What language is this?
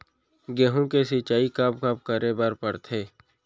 Chhattisgarhi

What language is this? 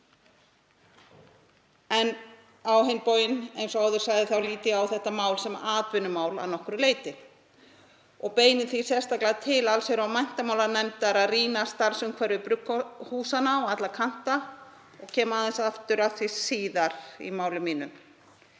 Icelandic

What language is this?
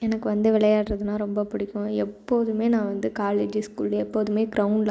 Tamil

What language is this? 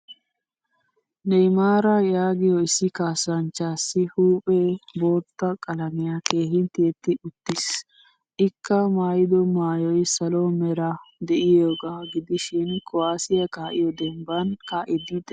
Wolaytta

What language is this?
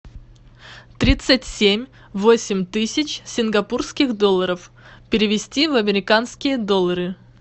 Russian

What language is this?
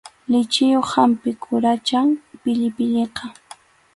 Arequipa-La Unión Quechua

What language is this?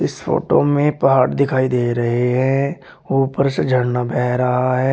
Hindi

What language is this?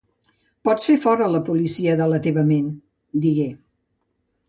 Catalan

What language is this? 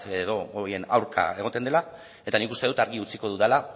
Basque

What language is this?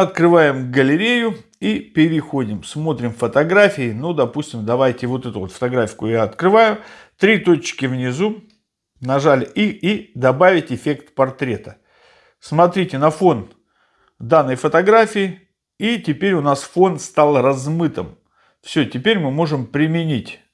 Russian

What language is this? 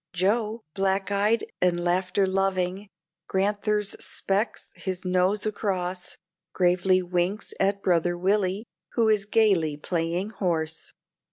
English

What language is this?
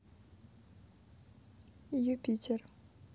Russian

